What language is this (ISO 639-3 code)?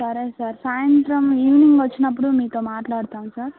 tel